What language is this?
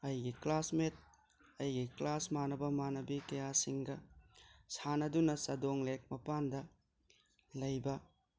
Manipuri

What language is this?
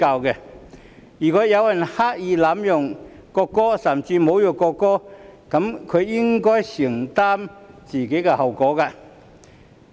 Cantonese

